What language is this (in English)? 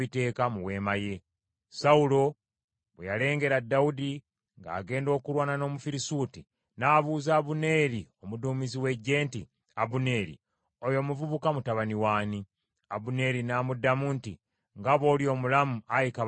Ganda